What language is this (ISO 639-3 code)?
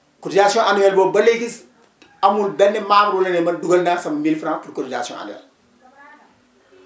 wol